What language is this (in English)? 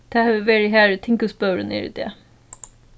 Faroese